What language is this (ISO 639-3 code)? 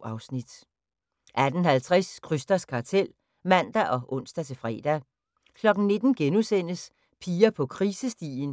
dan